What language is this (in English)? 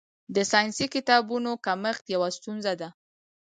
Pashto